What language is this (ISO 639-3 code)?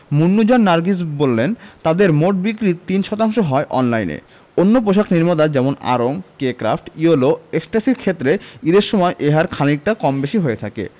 ben